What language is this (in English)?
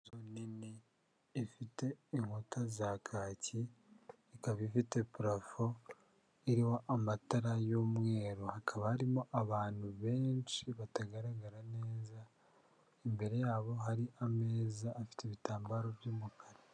Kinyarwanda